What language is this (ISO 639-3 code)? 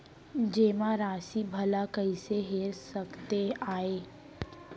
hne